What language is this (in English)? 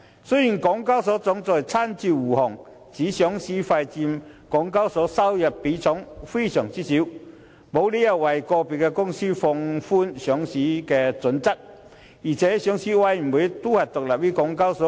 Cantonese